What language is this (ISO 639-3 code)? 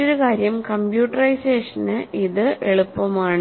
mal